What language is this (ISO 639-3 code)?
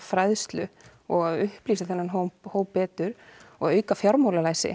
isl